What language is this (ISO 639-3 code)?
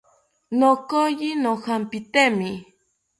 cpy